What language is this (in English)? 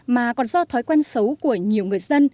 Vietnamese